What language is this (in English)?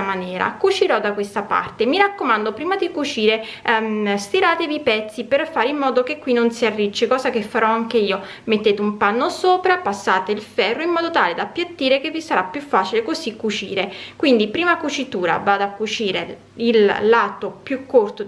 Italian